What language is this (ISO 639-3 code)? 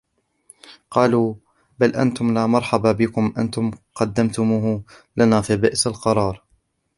ara